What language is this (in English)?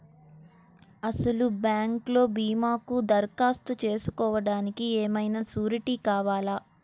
Telugu